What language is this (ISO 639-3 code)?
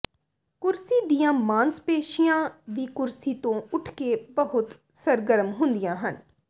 pan